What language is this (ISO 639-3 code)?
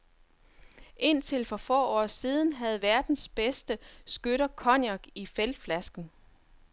dan